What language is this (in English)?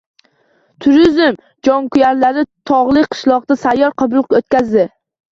Uzbek